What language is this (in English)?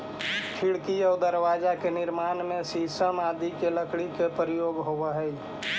Magahi